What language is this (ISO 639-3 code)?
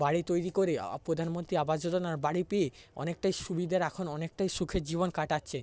ben